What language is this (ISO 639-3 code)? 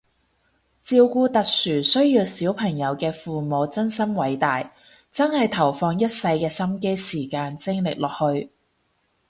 yue